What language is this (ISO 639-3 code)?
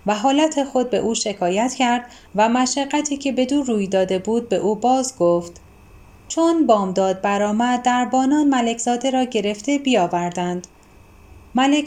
fas